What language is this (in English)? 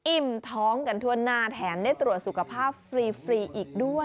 Thai